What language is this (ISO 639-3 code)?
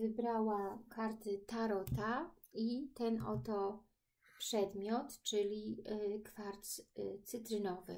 pol